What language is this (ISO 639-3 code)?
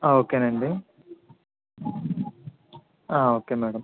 tel